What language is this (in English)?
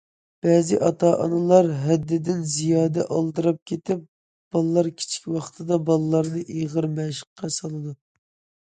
Uyghur